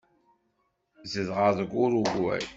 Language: Kabyle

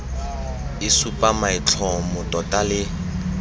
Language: Tswana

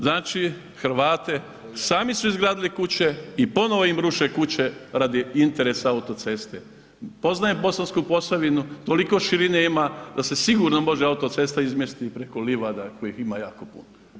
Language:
Croatian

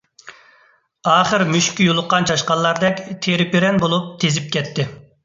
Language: Uyghur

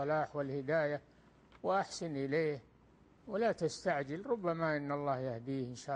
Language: Arabic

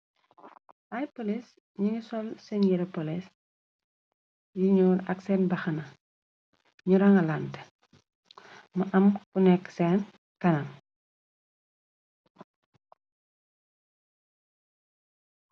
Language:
Wolof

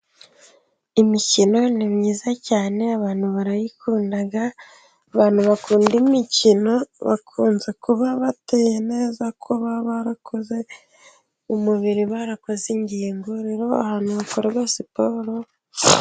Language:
Kinyarwanda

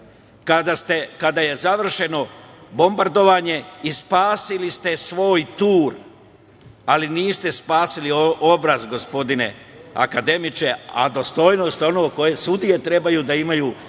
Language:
Serbian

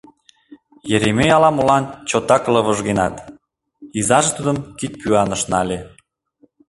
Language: Mari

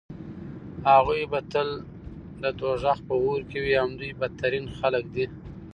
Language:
Pashto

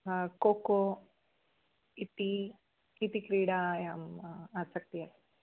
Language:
Sanskrit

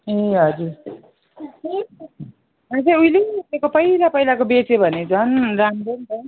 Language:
Nepali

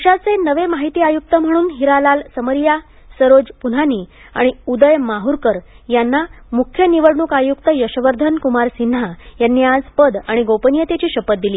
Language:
Marathi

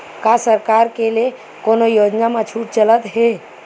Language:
Chhattisgarhi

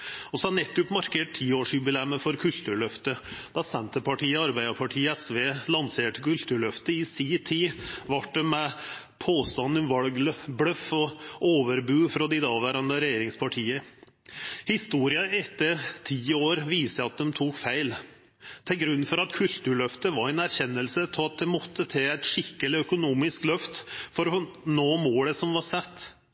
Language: Norwegian Nynorsk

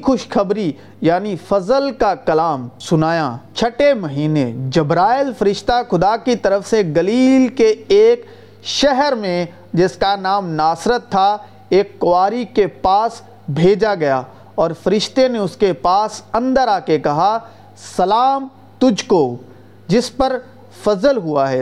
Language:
Urdu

